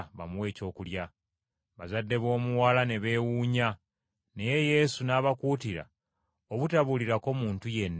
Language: Ganda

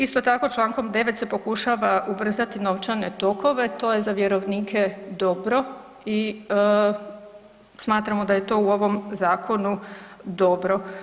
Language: Croatian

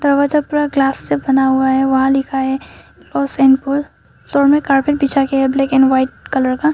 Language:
Hindi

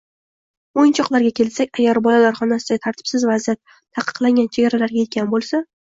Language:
Uzbek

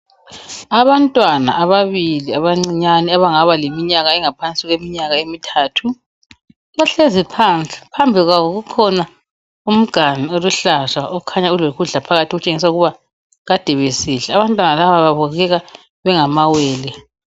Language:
North Ndebele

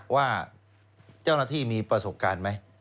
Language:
Thai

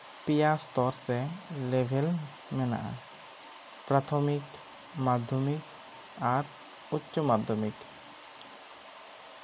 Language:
Santali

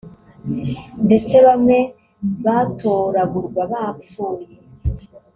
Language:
Kinyarwanda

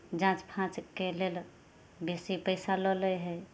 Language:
Maithili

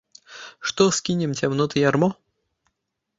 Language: Belarusian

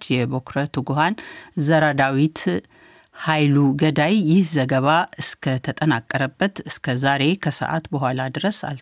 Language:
Amharic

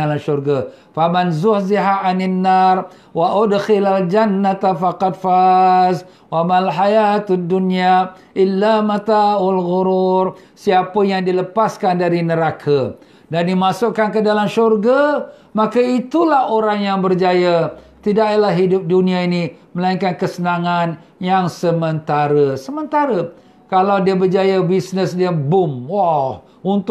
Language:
Malay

